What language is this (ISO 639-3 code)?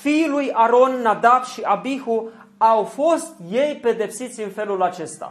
ron